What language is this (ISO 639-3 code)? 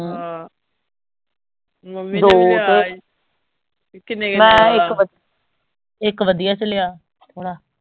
pan